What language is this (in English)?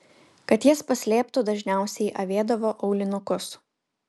Lithuanian